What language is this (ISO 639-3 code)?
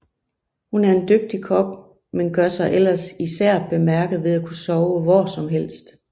dan